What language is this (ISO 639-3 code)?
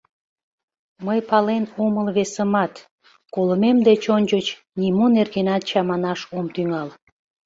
chm